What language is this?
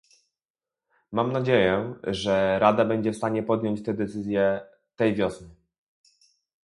Polish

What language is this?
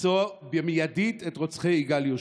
Hebrew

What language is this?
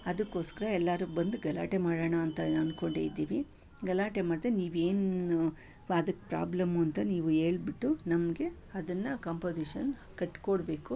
Kannada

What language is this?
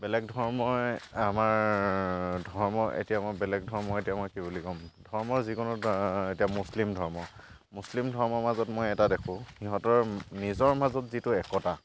Assamese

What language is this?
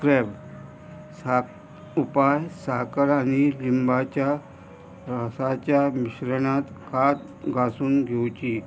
Konkani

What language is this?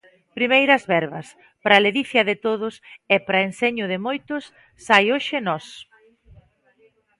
Galician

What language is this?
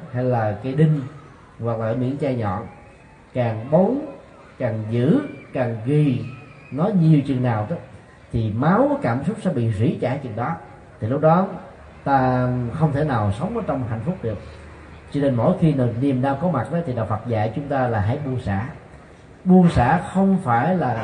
Vietnamese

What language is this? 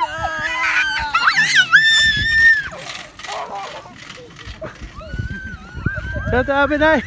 English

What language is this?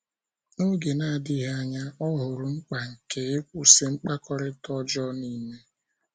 Igbo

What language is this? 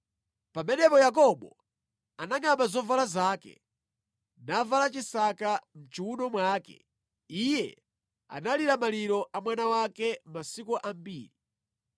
Nyanja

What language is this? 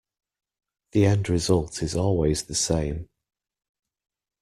English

